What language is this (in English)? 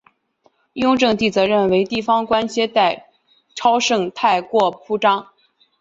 Chinese